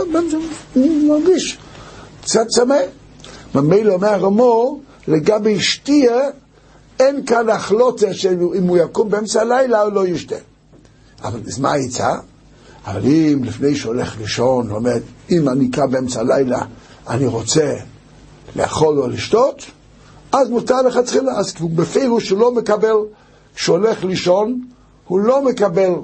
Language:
Hebrew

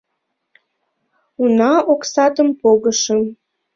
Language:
Mari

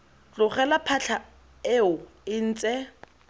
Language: Tswana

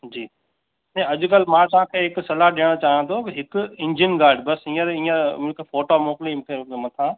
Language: Sindhi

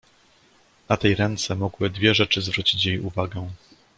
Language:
Polish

